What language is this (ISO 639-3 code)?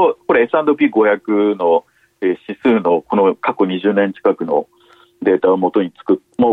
jpn